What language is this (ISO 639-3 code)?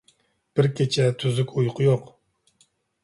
uig